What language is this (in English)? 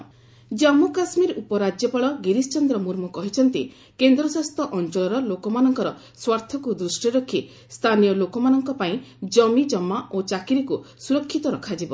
Odia